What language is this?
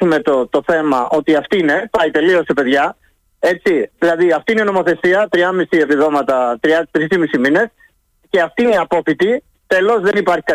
Greek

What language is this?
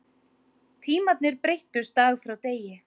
Icelandic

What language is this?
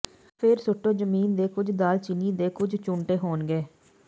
Punjabi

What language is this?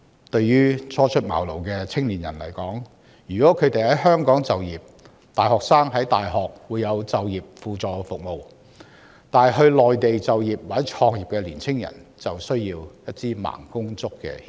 Cantonese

